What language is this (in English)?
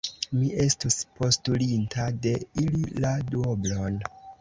Esperanto